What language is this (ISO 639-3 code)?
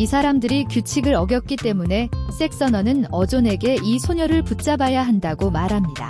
kor